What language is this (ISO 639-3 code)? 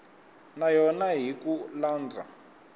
tso